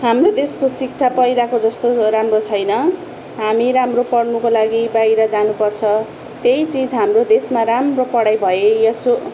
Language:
Nepali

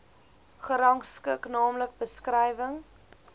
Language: Afrikaans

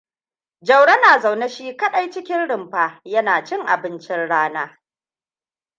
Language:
Hausa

